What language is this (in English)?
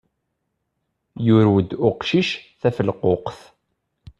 Kabyle